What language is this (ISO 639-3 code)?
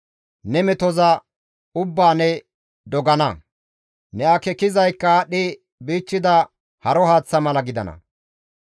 gmv